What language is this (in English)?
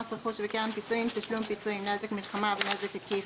Hebrew